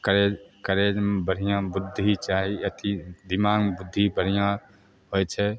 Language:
Maithili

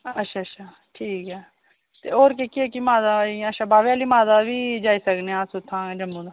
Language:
Dogri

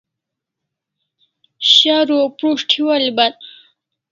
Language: Kalasha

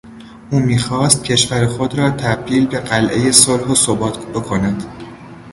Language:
Persian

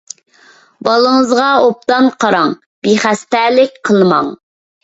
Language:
Uyghur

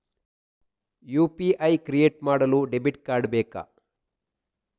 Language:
Kannada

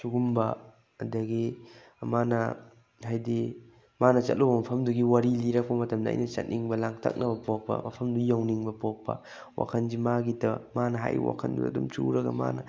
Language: Manipuri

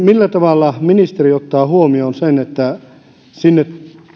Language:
Finnish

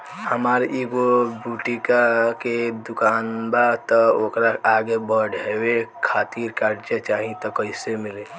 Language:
Bhojpuri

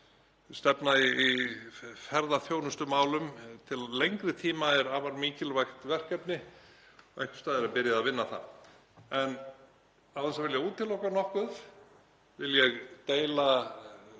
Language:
Icelandic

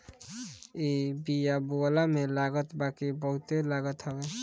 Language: Bhojpuri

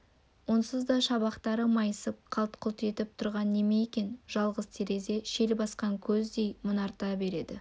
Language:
Kazakh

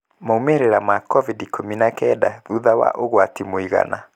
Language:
Kikuyu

